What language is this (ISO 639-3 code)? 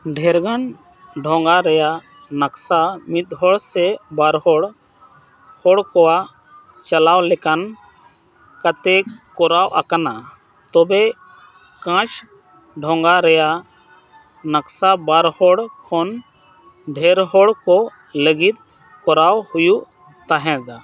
sat